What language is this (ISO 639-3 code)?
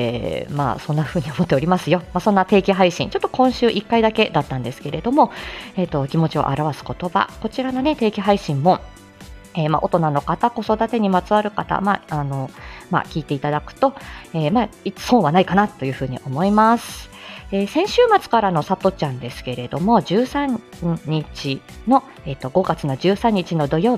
jpn